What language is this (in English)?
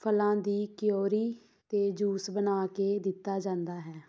Punjabi